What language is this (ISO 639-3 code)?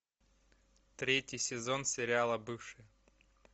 rus